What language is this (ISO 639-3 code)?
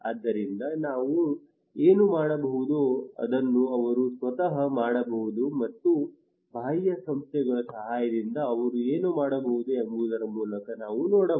kan